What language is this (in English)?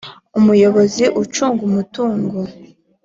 Kinyarwanda